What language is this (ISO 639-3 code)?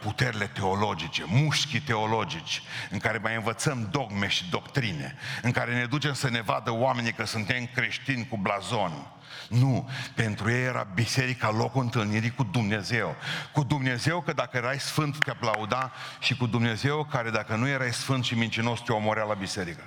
ron